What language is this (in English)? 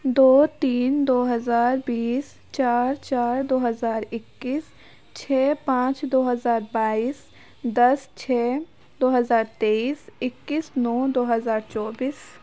Urdu